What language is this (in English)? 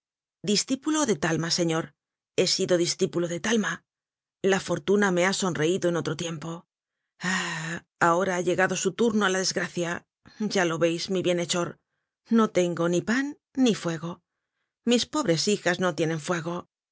Spanish